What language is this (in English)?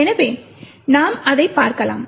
Tamil